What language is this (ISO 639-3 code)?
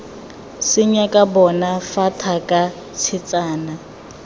tsn